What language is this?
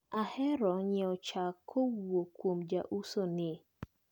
Luo (Kenya and Tanzania)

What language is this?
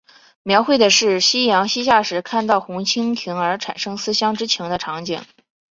Chinese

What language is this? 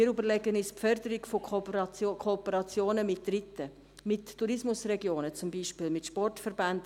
Swiss German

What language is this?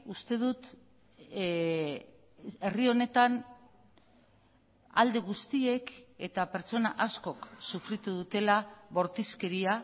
Basque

